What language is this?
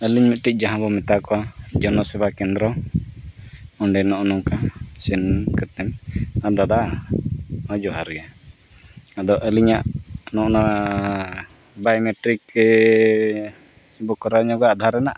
Santali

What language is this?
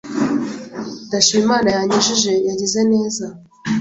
Kinyarwanda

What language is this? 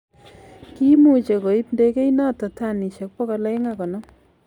Kalenjin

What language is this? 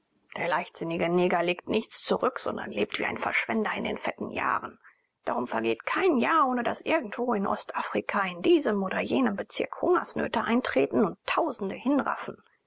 German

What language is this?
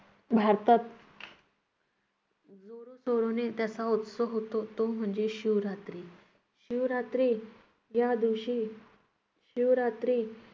Marathi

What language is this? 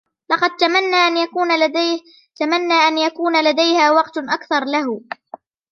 Arabic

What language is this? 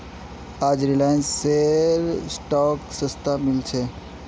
Magahi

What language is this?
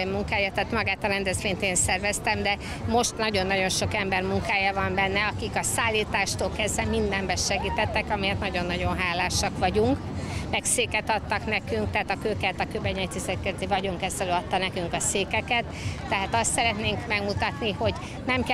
Hungarian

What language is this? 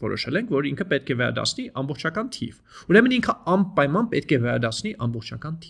English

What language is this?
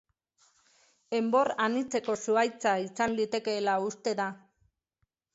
Basque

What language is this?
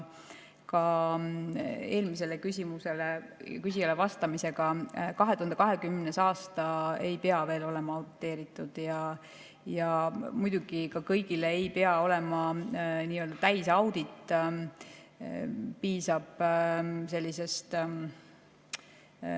Estonian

